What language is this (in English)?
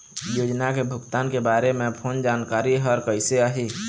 Chhattisgarhi